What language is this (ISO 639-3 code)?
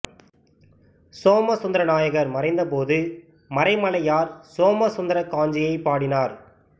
tam